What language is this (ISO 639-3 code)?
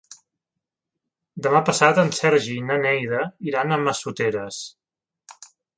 cat